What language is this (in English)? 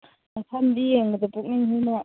Manipuri